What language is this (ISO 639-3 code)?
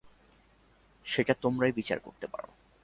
ben